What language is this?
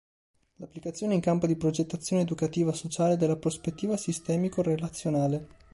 Italian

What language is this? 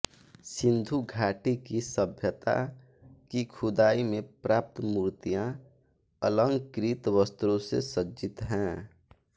Hindi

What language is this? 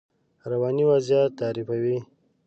Pashto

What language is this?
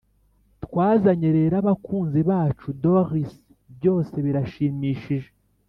Kinyarwanda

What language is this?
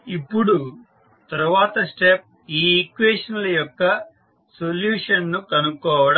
Telugu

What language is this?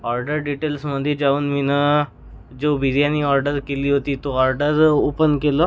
Marathi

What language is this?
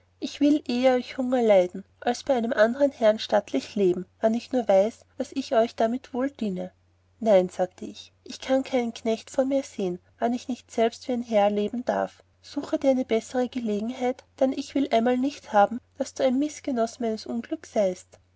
German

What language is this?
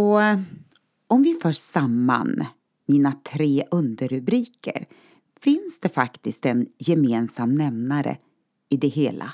Swedish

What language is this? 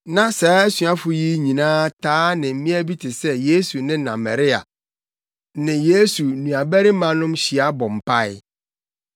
Akan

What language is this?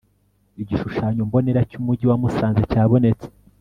Kinyarwanda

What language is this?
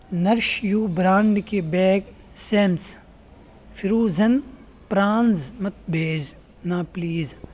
Urdu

